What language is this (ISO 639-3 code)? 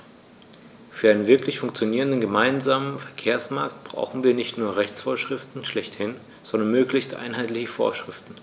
deu